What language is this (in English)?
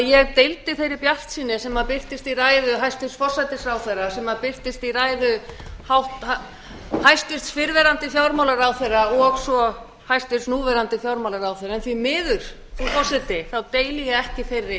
Icelandic